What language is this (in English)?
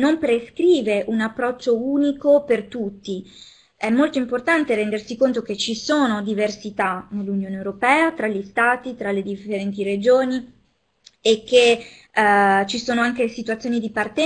Italian